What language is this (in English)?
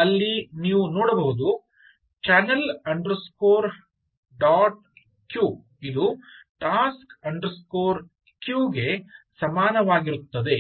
Kannada